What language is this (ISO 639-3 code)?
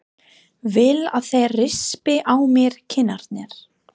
isl